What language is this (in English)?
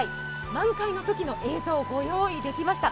Japanese